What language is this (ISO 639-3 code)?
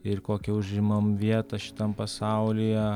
lit